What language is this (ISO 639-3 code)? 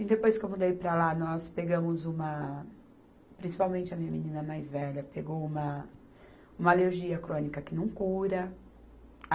por